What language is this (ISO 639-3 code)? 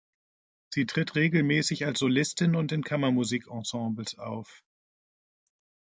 deu